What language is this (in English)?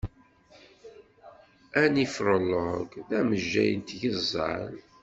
Kabyle